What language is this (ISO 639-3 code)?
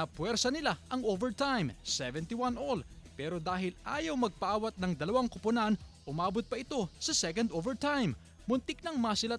fil